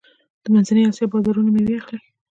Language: Pashto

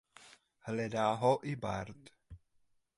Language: Czech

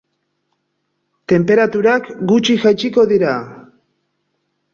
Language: Basque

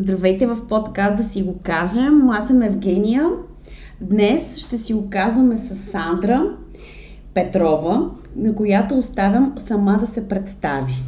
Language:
Bulgarian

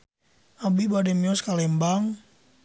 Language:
Sundanese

